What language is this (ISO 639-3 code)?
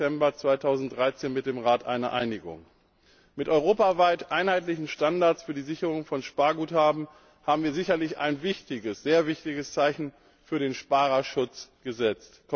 deu